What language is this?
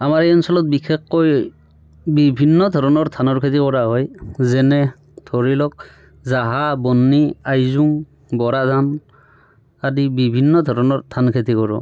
Assamese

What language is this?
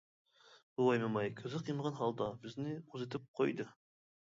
Uyghur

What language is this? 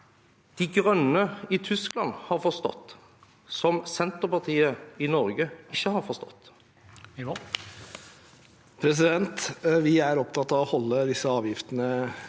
Norwegian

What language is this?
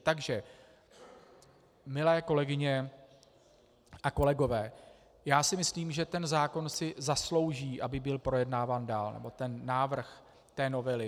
Czech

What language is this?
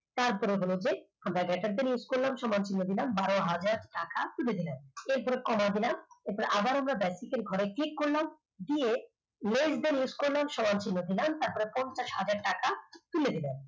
Bangla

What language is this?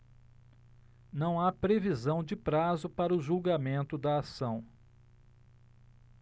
Portuguese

